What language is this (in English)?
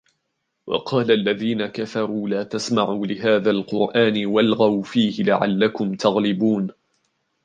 Arabic